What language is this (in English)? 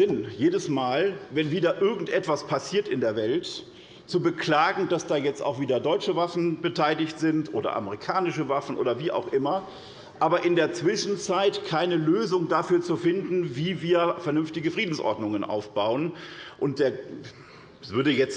German